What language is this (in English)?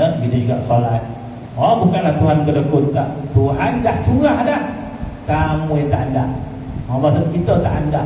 Malay